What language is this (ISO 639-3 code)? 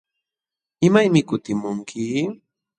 qxw